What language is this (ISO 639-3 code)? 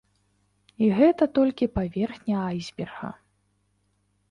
bel